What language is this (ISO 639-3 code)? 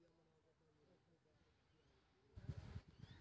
mai